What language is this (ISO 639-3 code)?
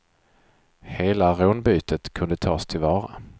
swe